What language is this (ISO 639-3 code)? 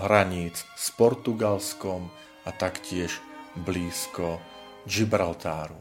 slk